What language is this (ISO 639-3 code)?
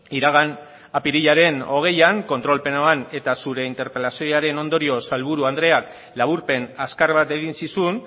eus